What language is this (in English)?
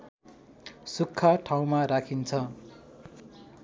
Nepali